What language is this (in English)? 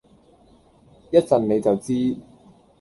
Cantonese